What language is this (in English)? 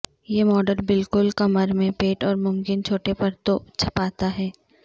Urdu